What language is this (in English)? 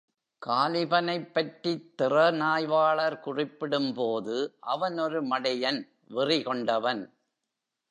Tamil